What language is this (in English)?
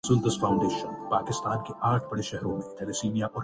Urdu